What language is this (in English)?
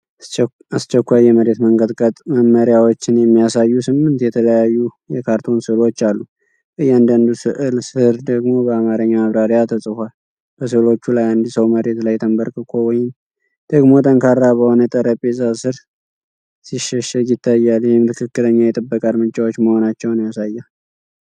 Amharic